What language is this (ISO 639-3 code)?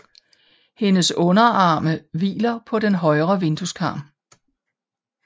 dan